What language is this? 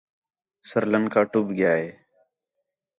Khetrani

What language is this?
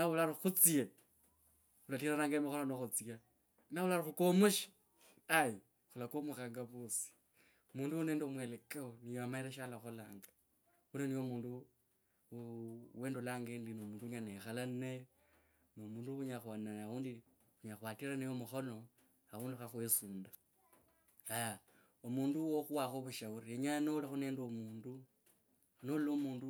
Kabras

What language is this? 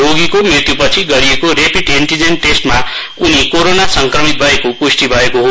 Nepali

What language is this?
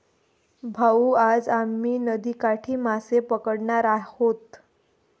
Marathi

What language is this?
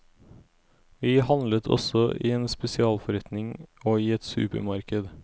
Norwegian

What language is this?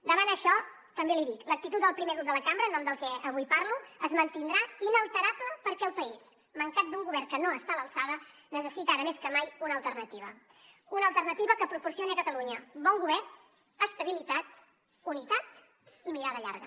Catalan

